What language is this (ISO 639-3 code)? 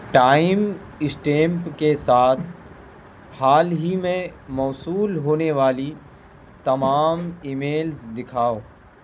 urd